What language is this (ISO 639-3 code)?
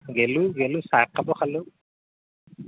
asm